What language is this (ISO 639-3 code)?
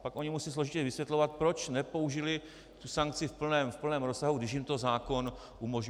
ces